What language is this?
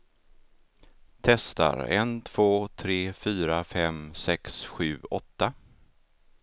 Swedish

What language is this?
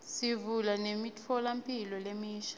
Swati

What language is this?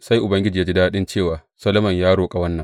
Hausa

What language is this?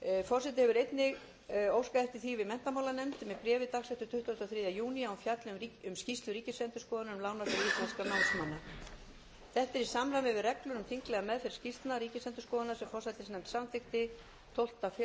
Icelandic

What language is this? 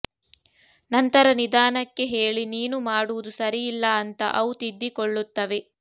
Kannada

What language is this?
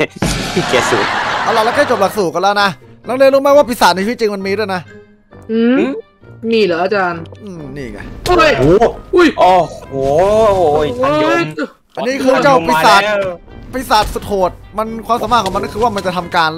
Thai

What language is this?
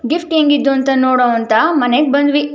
Kannada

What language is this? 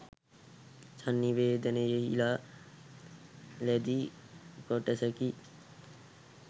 Sinhala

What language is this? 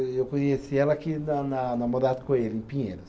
Portuguese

